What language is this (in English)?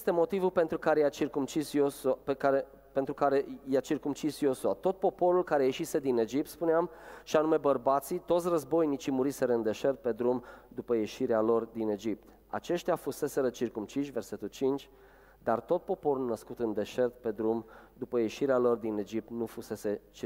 Romanian